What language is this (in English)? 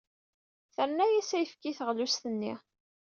Kabyle